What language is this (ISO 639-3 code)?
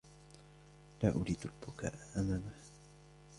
ara